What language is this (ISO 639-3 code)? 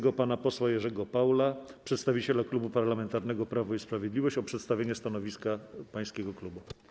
pol